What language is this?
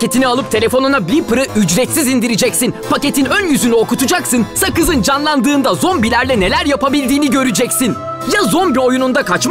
Turkish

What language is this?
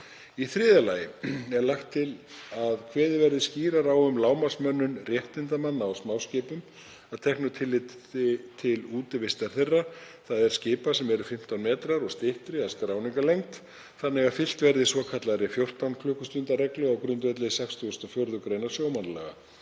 Icelandic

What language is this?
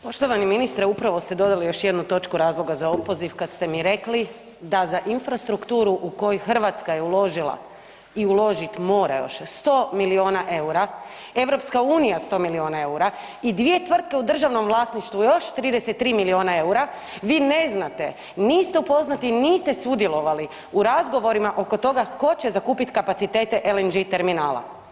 Croatian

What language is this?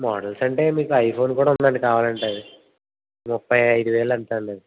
Telugu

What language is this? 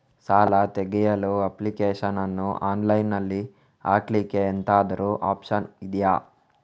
Kannada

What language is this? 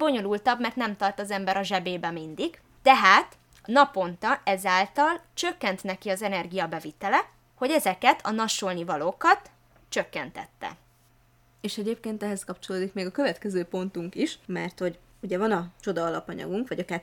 Hungarian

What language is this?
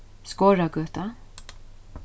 Faroese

